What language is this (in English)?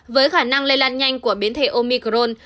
Vietnamese